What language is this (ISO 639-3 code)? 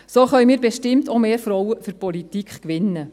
gsw